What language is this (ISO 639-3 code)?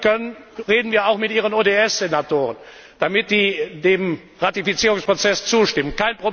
deu